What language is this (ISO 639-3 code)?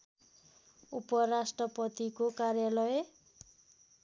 nep